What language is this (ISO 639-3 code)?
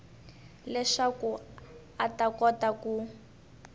tso